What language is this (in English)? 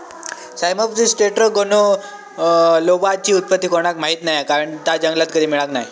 Marathi